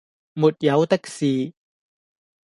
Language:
Cantonese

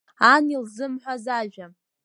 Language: Abkhazian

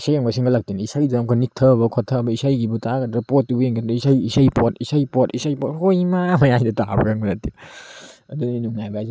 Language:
Manipuri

